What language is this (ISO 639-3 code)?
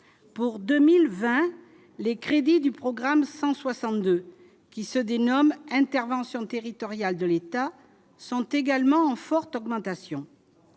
fra